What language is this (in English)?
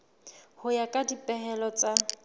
Southern Sotho